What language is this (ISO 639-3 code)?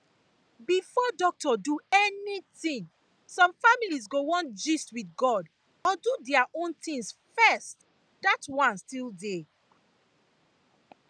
pcm